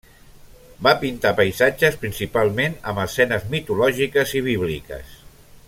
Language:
Catalan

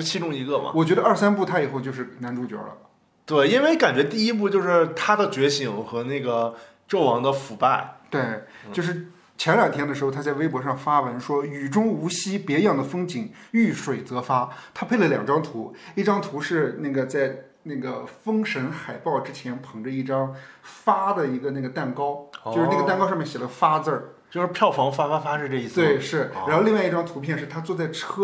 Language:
Chinese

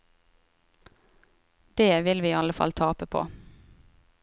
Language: Norwegian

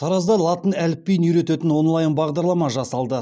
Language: Kazakh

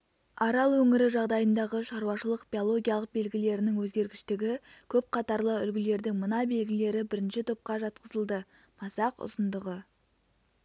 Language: Kazakh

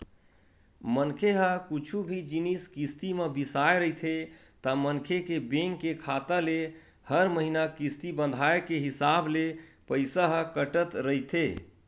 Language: Chhattisgarhi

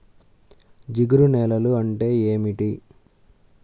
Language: Telugu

